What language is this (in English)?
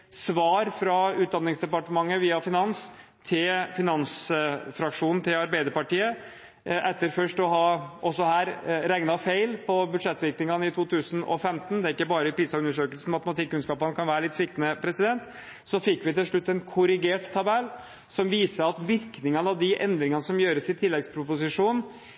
Norwegian Bokmål